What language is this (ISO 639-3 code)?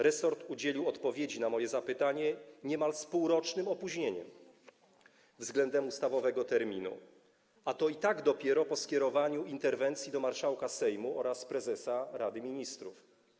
pol